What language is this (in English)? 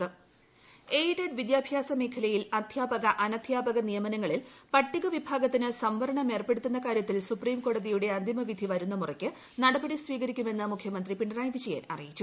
Malayalam